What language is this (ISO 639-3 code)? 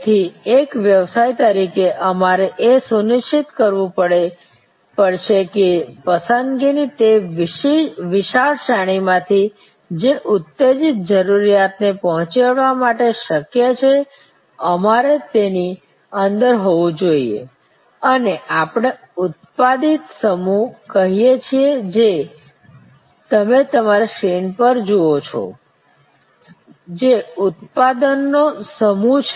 guj